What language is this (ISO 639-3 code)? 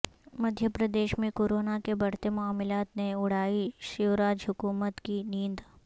urd